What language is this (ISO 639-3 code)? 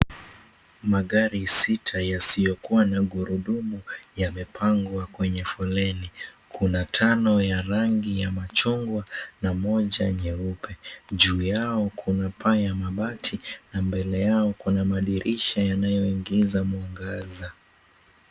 swa